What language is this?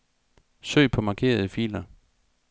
Danish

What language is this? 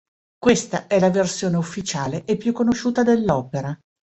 Italian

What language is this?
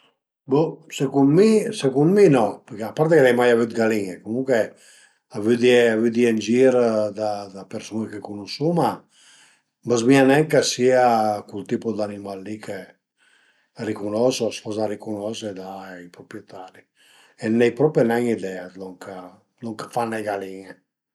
Piedmontese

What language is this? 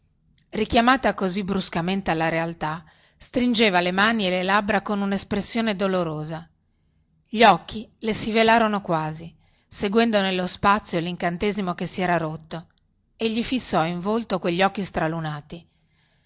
Italian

